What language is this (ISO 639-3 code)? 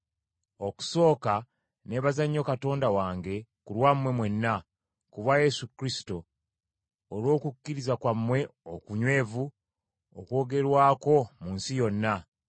lug